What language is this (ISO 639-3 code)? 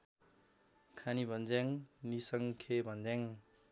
nep